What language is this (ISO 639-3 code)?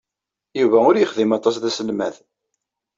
kab